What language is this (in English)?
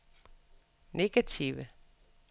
Danish